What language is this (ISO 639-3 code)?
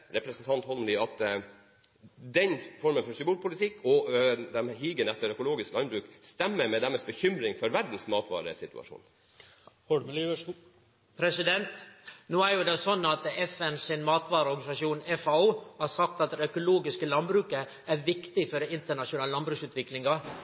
nor